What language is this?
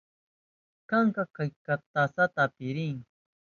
Southern Pastaza Quechua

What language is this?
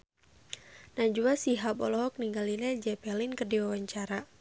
Sundanese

